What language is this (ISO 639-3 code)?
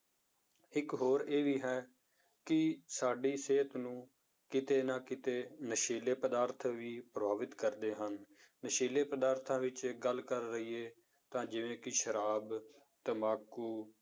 pan